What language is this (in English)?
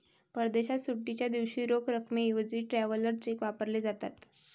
Marathi